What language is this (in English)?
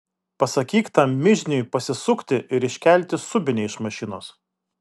Lithuanian